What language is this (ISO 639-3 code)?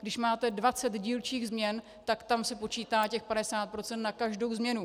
ces